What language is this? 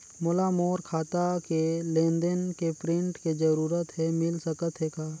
Chhattisgarhi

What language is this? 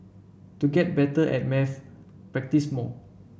English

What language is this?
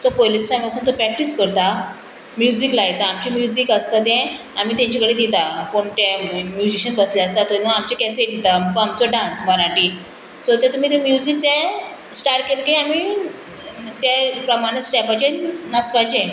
Konkani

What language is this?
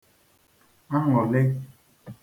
Igbo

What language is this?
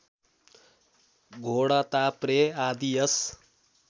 Nepali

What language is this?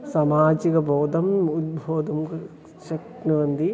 Sanskrit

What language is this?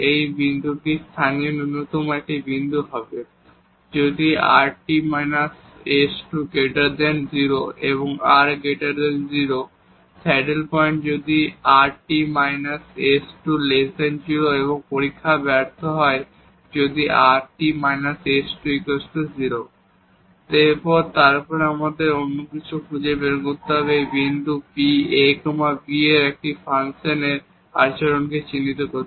Bangla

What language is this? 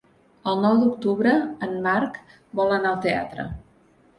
Catalan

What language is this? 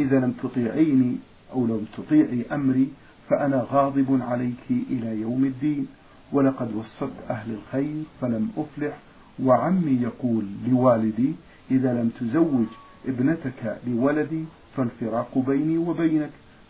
Arabic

